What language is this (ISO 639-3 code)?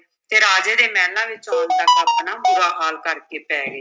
pan